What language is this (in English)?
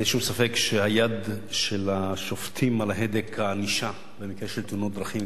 Hebrew